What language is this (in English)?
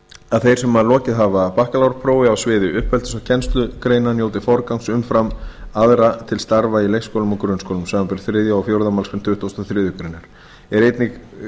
Icelandic